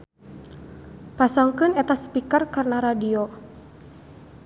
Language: Sundanese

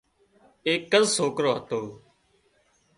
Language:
Wadiyara Koli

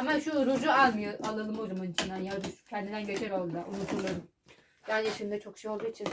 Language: Turkish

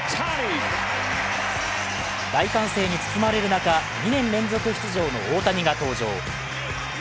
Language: Japanese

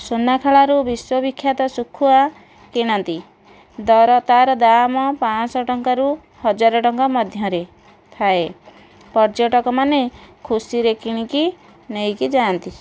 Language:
Odia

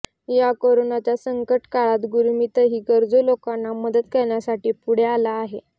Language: Marathi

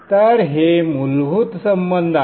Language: Marathi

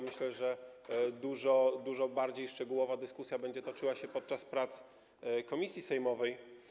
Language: Polish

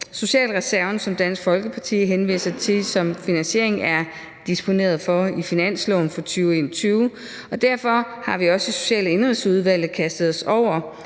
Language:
Danish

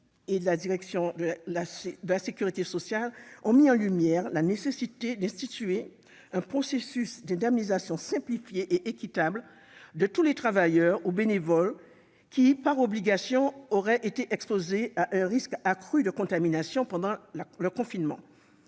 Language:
French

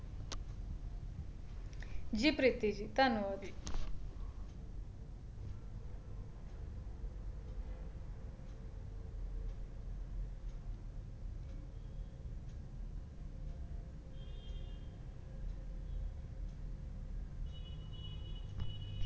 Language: Punjabi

